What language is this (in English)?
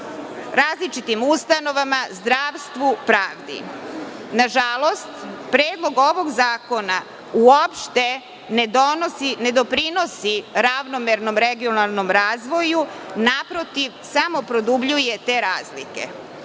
Serbian